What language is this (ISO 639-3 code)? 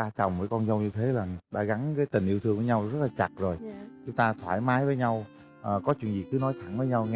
vie